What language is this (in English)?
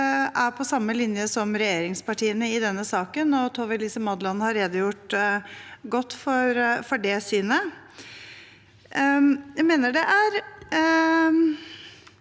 Norwegian